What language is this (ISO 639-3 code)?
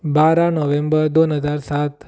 kok